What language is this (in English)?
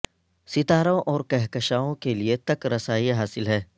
Urdu